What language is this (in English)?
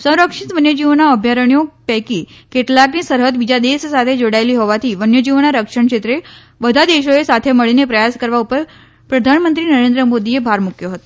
Gujarati